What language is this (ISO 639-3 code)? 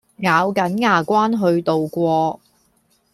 yue